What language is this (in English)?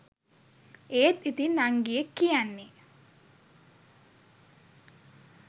Sinhala